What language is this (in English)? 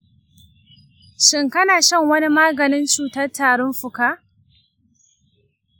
Hausa